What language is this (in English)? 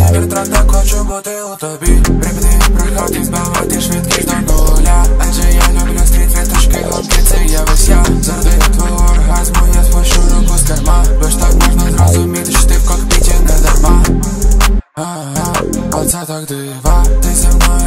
Arabic